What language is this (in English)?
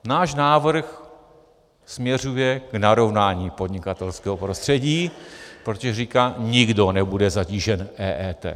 Czech